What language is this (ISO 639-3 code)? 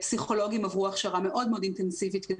heb